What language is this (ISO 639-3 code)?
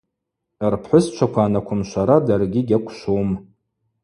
abq